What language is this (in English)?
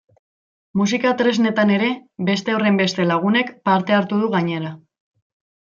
Basque